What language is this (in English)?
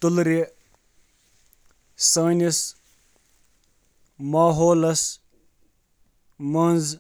Kashmiri